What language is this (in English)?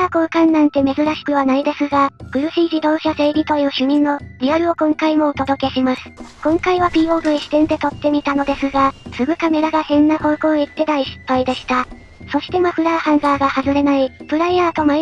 Japanese